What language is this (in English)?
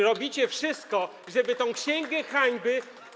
Polish